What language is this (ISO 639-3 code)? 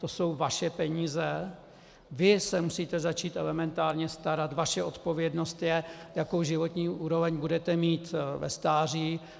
ces